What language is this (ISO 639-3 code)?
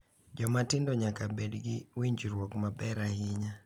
luo